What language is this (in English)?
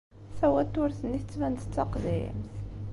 Kabyle